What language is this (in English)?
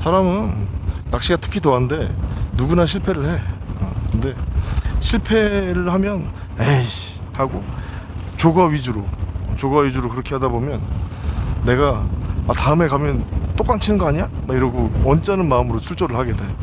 Korean